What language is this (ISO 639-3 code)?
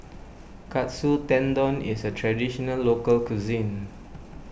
eng